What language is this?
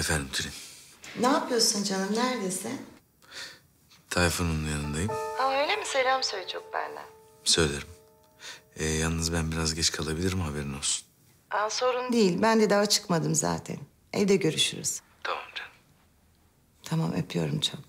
Turkish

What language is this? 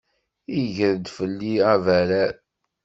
Kabyle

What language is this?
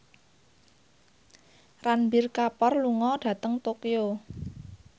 Javanese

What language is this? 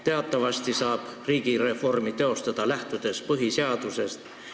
Estonian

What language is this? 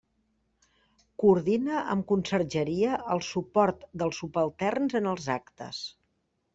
Catalan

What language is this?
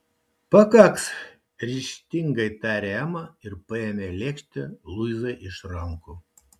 Lithuanian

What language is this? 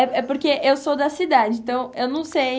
Portuguese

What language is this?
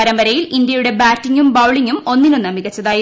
Malayalam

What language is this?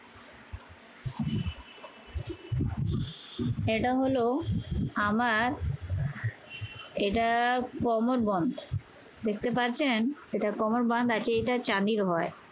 Bangla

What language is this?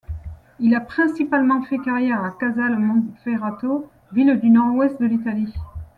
French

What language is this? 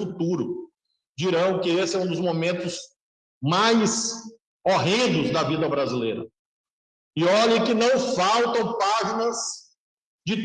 Portuguese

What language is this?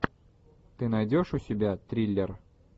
Russian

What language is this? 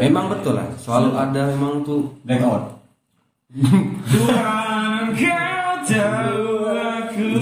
Indonesian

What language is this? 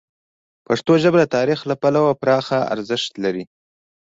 Pashto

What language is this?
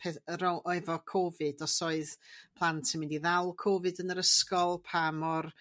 Welsh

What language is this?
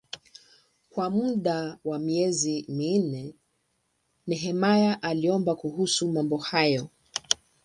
Swahili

